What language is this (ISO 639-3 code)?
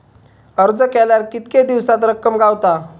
mar